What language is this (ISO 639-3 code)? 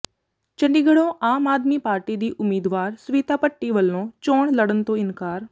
pan